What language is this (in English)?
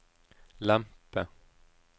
Norwegian